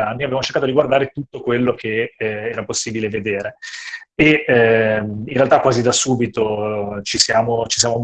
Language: Italian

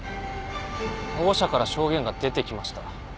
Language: Japanese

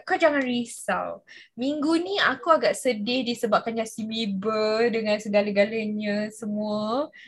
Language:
Malay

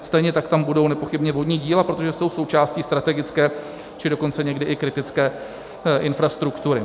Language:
Czech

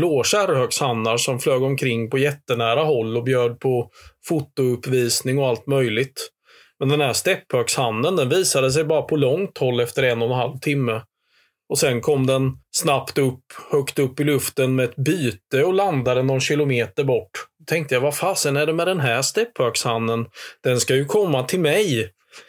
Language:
Swedish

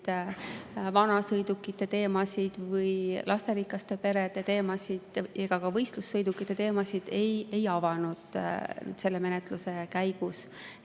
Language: Estonian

